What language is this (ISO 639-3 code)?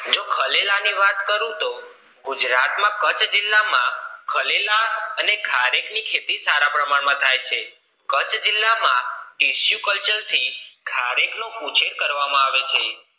guj